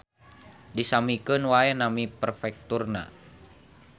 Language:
Sundanese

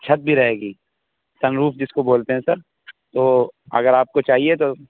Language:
Urdu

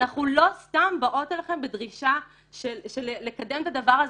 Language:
Hebrew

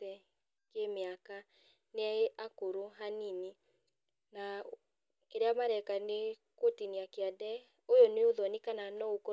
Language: Kikuyu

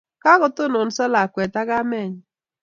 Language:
Kalenjin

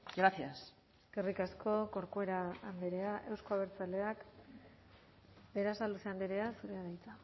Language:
Basque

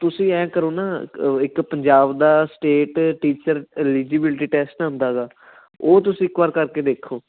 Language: Punjabi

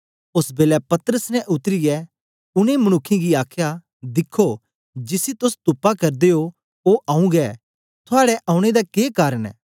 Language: Dogri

